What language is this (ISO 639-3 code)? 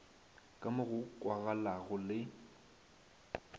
nso